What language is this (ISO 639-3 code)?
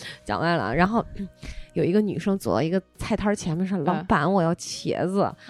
zho